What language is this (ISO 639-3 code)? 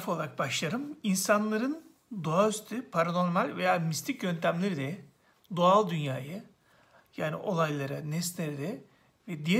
tur